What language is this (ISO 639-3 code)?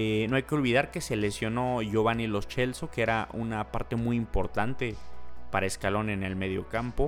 spa